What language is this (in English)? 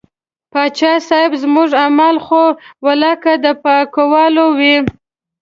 Pashto